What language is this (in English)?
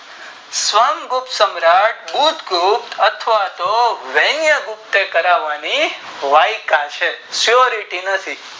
Gujarati